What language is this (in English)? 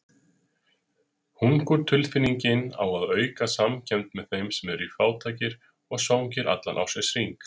Icelandic